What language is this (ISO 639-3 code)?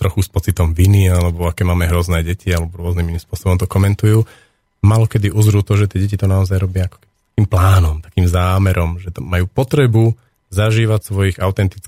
slk